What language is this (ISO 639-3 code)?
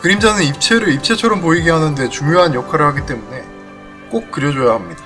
kor